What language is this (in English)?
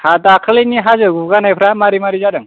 Bodo